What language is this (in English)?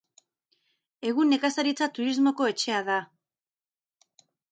Basque